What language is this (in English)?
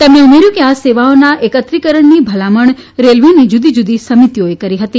Gujarati